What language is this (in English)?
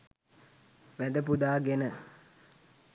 Sinhala